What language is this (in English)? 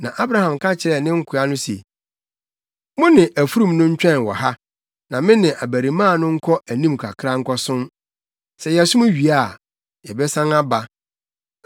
Akan